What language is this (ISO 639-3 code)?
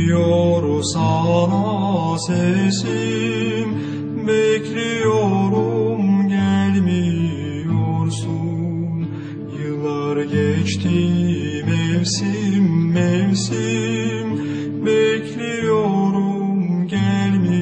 tur